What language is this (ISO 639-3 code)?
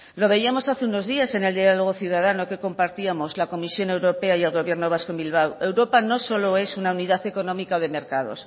spa